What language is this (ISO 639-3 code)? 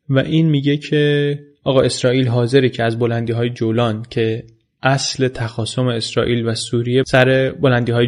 fas